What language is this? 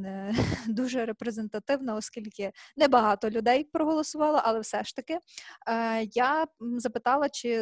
Ukrainian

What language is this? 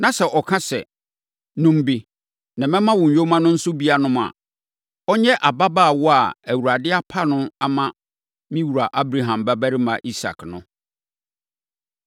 Akan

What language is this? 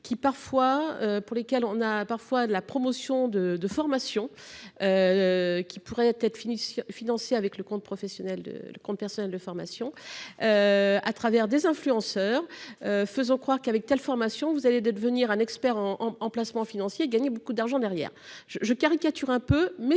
French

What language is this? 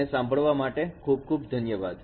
Gujarati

